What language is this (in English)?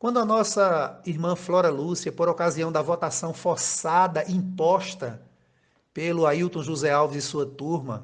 Portuguese